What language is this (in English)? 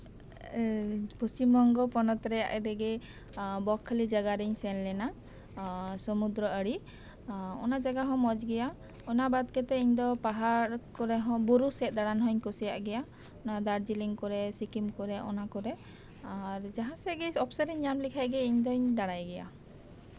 Santali